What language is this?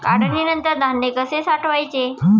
Marathi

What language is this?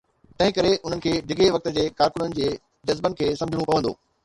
Sindhi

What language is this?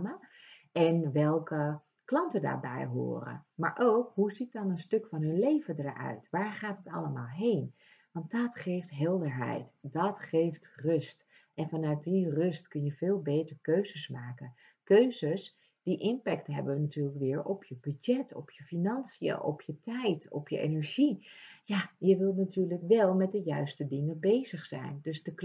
Dutch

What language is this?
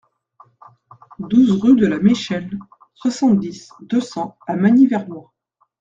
French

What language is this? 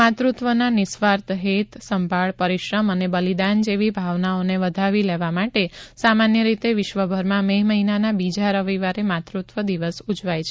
Gujarati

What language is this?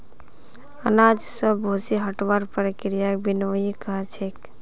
Magahi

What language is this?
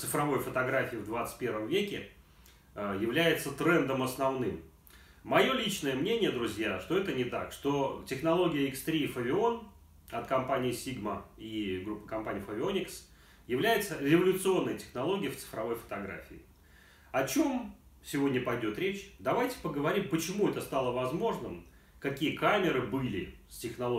Russian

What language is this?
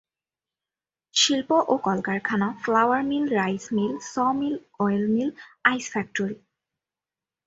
Bangla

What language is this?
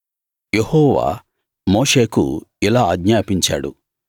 Telugu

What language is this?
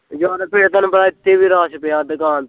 Punjabi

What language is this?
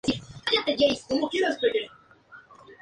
Spanish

